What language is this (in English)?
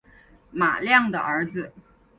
Chinese